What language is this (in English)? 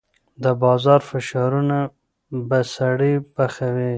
Pashto